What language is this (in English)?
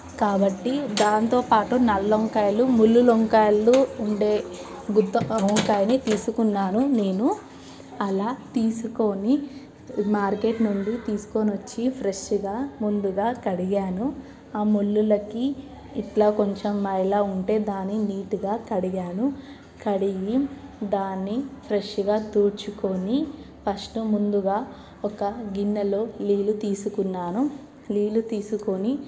Telugu